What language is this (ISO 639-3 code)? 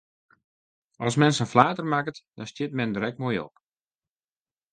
fry